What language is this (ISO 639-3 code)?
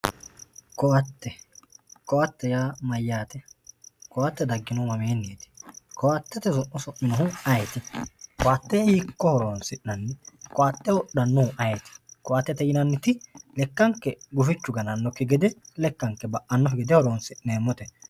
sid